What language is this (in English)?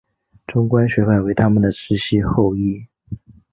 Chinese